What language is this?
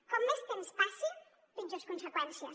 Catalan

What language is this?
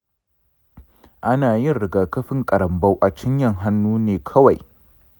Hausa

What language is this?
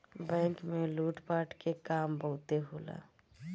Bhojpuri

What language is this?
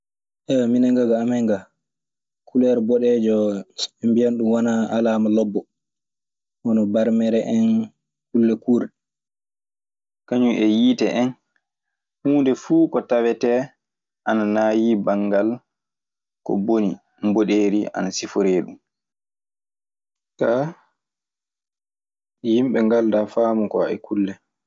Maasina Fulfulde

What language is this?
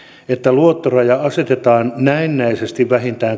Finnish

